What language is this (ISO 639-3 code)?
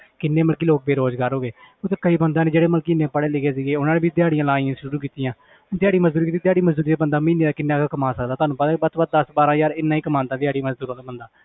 pan